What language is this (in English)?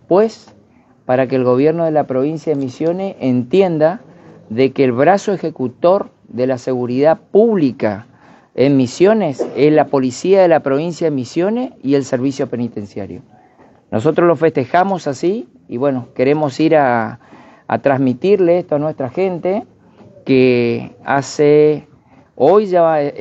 Spanish